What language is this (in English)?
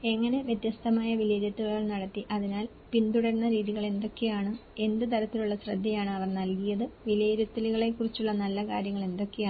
Malayalam